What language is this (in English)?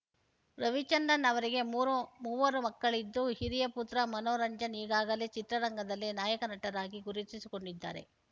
Kannada